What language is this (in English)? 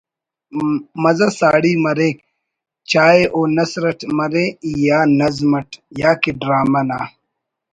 Brahui